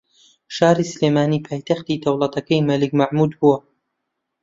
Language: Central Kurdish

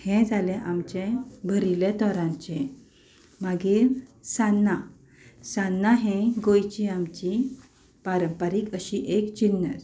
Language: Konkani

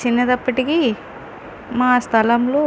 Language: Telugu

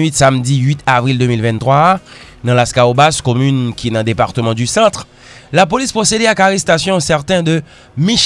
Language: French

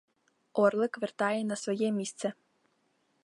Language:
Ukrainian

